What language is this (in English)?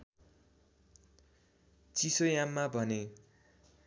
Nepali